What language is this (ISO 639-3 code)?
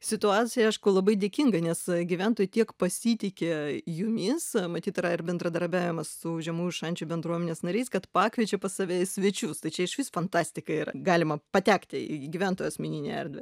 lit